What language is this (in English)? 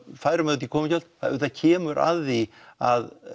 Icelandic